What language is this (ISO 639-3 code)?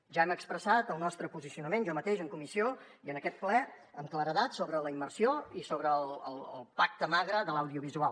cat